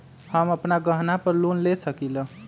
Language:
Magahi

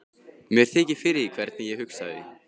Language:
Icelandic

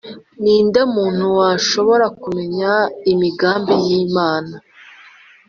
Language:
Kinyarwanda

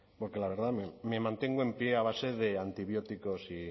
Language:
Spanish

